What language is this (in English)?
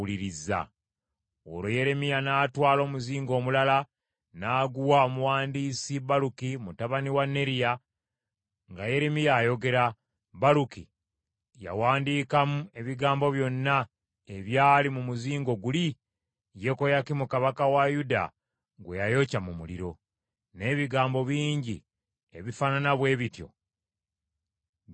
Ganda